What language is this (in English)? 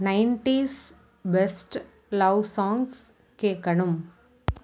Tamil